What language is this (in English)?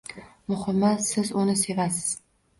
Uzbek